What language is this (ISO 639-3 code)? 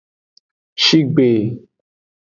ajg